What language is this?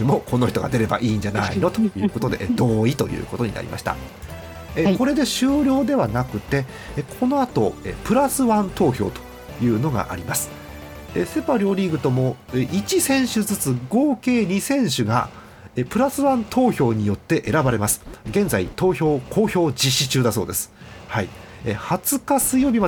Japanese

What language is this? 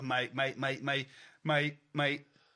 Welsh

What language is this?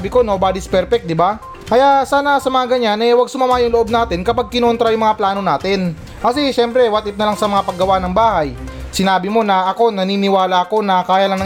Filipino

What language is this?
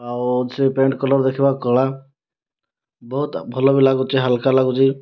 Odia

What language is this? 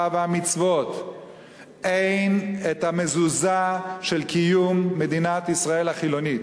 Hebrew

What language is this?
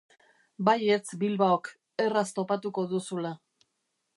Basque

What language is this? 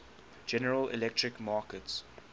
English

